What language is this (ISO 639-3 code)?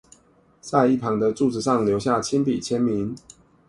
zho